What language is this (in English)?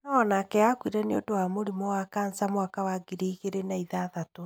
Kikuyu